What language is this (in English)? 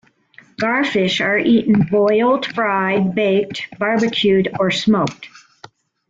English